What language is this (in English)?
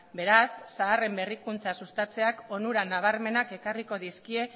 Basque